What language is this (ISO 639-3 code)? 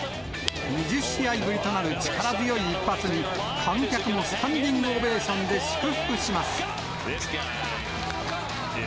jpn